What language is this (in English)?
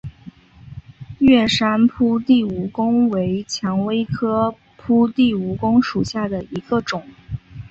Chinese